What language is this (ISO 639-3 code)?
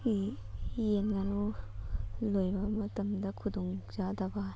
mni